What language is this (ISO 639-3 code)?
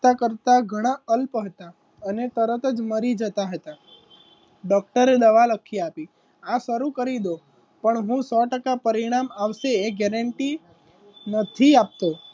guj